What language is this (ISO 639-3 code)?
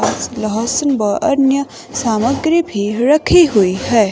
hin